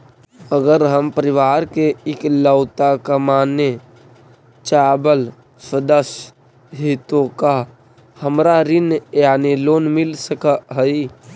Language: Magahi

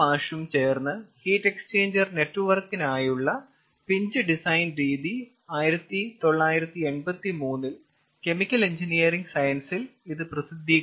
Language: Malayalam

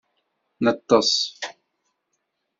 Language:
Kabyle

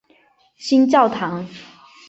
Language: Chinese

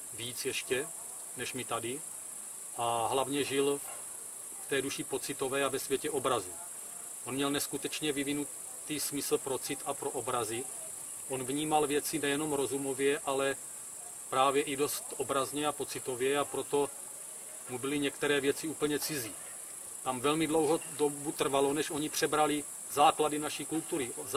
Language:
Czech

